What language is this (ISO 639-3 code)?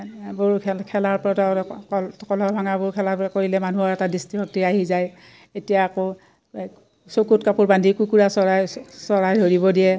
asm